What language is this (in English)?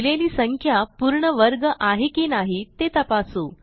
Marathi